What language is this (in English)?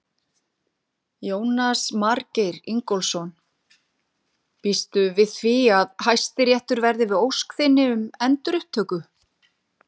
Icelandic